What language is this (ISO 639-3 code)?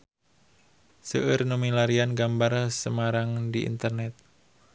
sun